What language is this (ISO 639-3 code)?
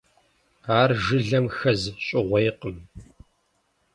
kbd